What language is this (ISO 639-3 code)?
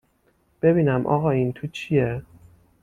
fas